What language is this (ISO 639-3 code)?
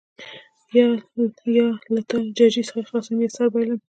pus